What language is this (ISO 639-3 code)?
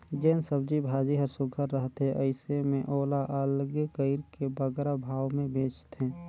hne